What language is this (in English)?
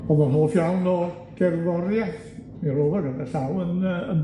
Welsh